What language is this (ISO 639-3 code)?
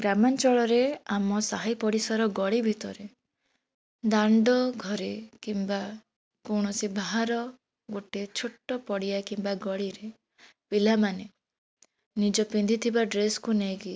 ori